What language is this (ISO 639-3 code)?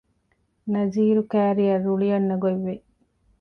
div